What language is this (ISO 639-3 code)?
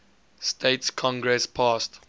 eng